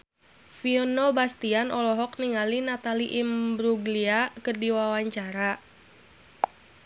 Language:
Sundanese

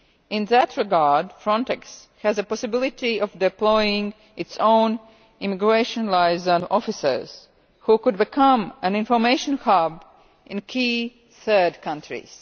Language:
English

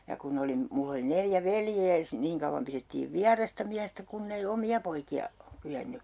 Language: Finnish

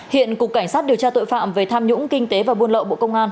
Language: Vietnamese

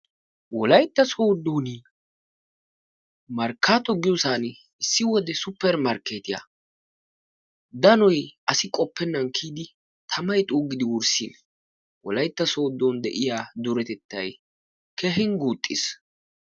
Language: Wolaytta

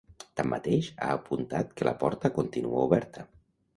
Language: Catalan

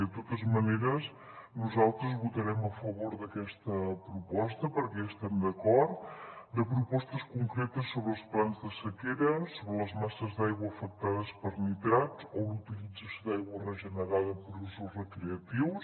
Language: Catalan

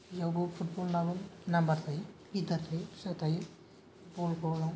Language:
Bodo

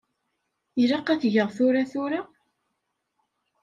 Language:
Kabyle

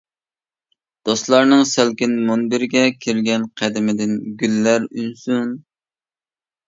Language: Uyghur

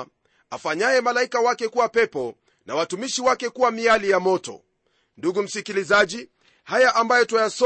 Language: Swahili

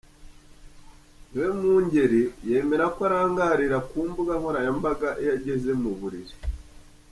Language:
Kinyarwanda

